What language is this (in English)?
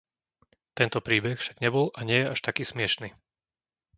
Slovak